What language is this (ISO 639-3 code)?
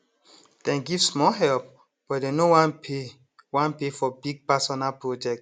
pcm